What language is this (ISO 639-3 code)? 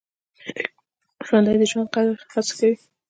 pus